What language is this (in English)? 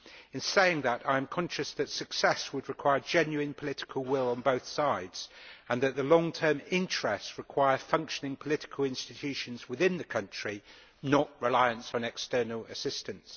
English